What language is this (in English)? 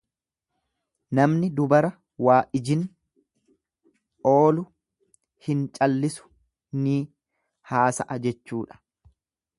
Oromo